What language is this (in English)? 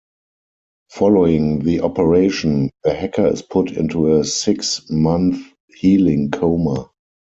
English